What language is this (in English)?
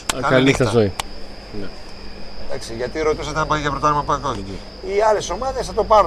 Greek